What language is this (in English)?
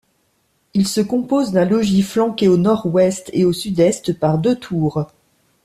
French